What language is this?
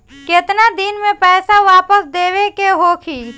Bhojpuri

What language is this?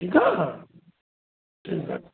Sindhi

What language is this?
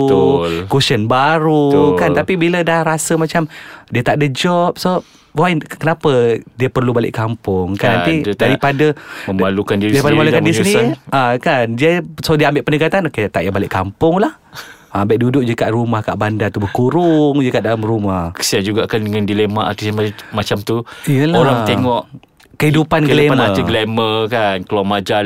Malay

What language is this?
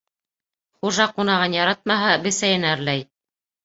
Bashkir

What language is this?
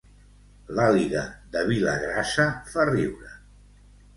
Catalan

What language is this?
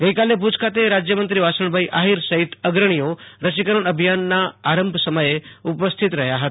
Gujarati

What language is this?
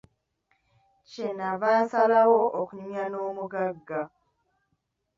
Ganda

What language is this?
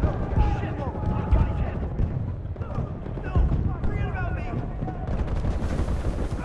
English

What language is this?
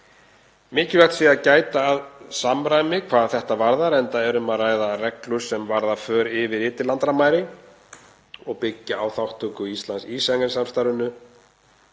Icelandic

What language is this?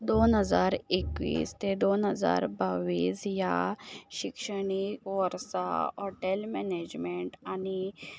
Konkani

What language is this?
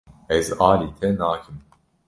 Kurdish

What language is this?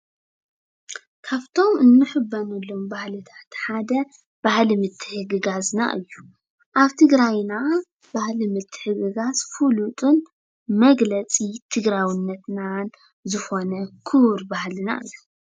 Tigrinya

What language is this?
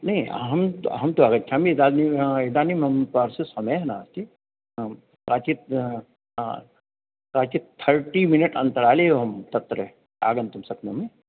Sanskrit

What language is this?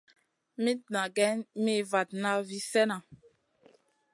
Masana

